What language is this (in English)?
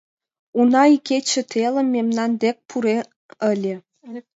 Mari